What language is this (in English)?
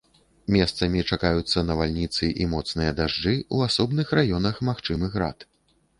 Belarusian